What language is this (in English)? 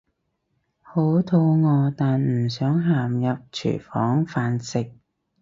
Cantonese